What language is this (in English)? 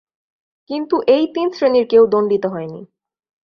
Bangla